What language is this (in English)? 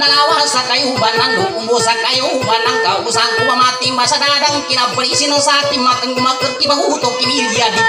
Thai